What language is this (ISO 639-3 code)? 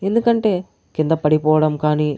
tel